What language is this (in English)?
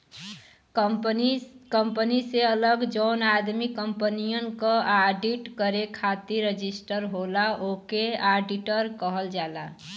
Bhojpuri